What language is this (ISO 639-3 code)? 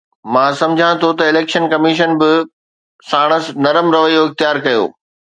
snd